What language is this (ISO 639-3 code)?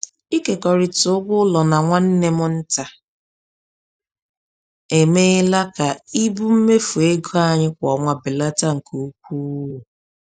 ibo